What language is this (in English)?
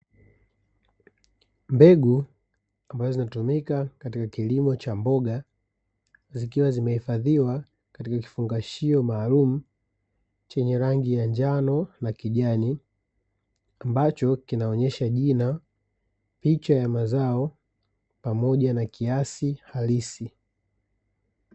Swahili